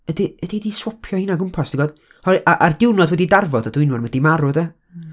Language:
Welsh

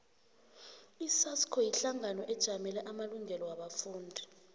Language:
South Ndebele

